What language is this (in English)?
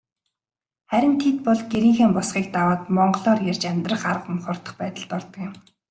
Mongolian